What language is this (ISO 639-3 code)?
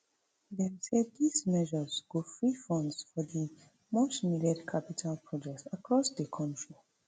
pcm